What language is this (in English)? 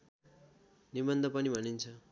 Nepali